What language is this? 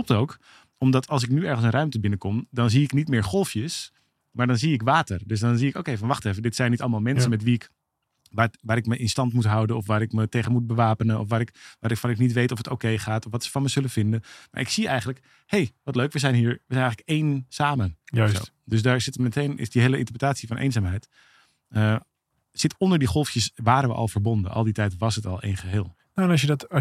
Dutch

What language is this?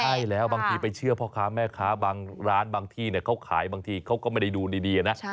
Thai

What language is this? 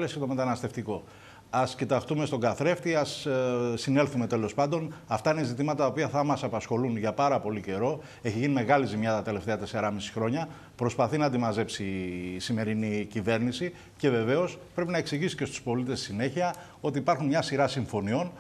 Greek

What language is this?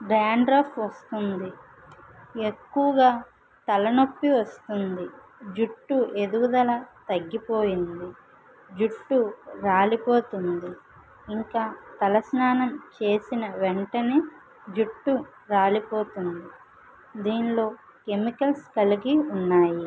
Telugu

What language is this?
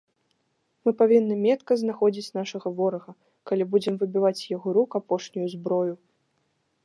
Belarusian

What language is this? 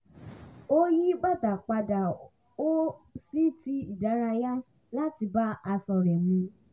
Yoruba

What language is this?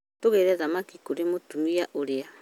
Kikuyu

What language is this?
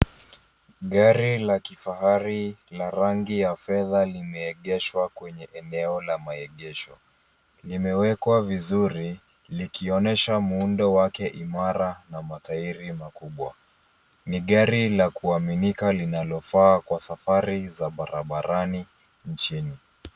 Swahili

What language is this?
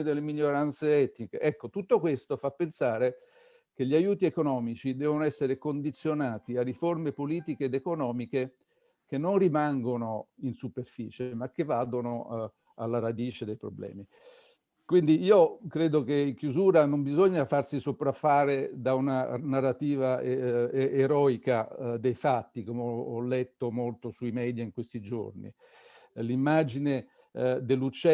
Italian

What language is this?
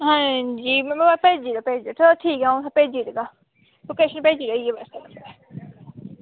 Dogri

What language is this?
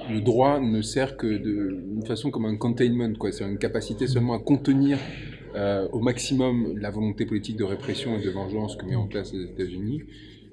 French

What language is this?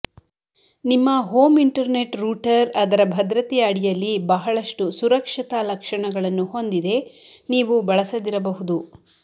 Kannada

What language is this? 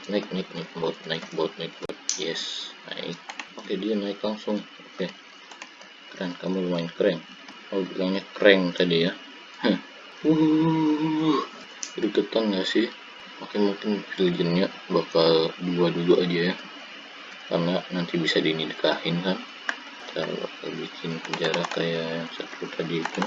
Indonesian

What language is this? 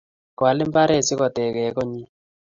Kalenjin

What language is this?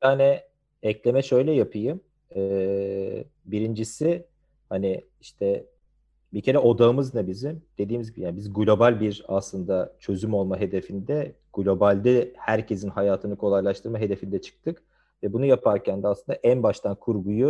Turkish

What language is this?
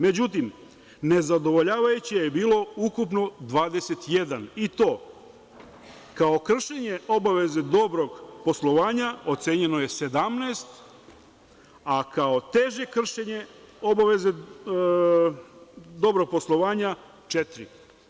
Serbian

